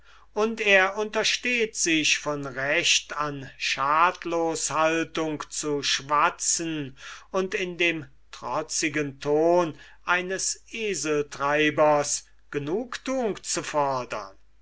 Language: German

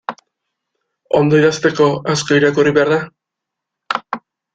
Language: Basque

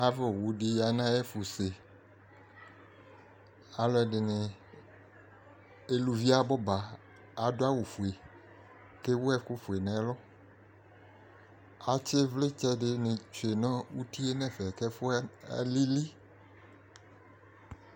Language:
Ikposo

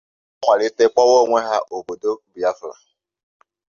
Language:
Igbo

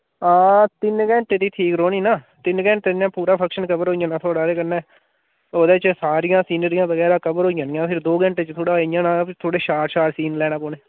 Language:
Dogri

